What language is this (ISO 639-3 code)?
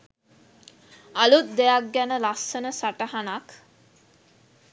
sin